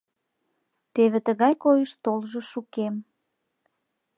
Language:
Mari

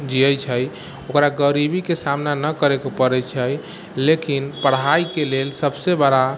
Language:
Maithili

